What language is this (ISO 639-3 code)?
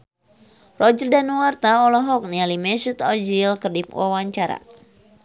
sun